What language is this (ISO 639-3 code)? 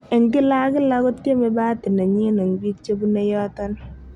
kln